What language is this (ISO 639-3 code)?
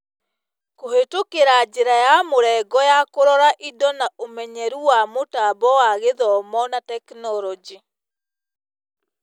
kik